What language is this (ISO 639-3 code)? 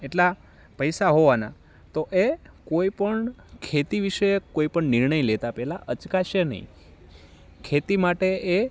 guj